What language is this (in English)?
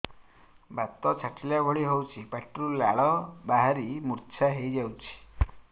Odia